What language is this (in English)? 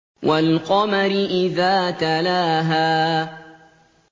Arabic